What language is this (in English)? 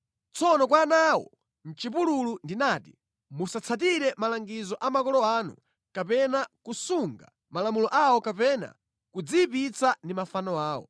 Nyanja